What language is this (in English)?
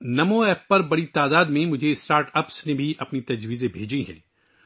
Urdu